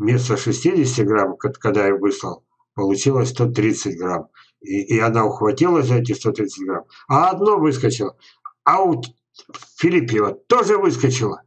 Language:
Russian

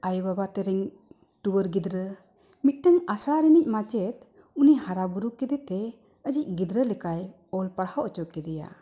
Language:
Santali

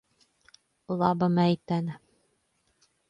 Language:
Latvian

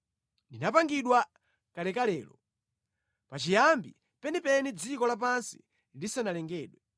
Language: Nyanja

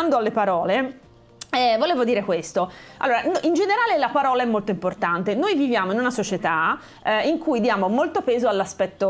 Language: Italian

